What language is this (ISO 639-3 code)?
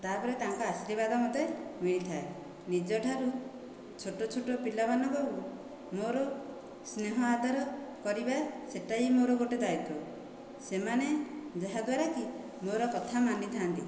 ori